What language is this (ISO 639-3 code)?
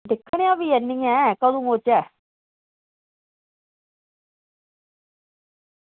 doi